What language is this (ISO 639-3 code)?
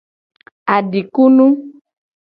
gej